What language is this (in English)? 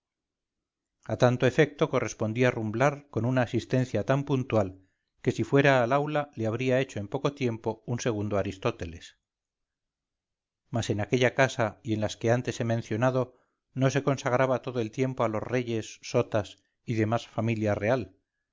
Spanish